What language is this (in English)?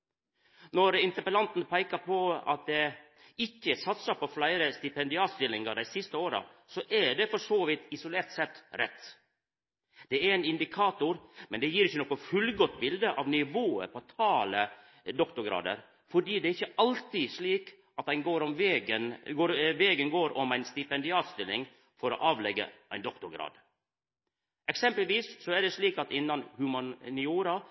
Norwegian Nynorsk